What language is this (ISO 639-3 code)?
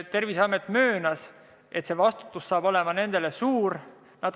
est